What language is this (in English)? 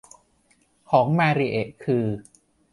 Thai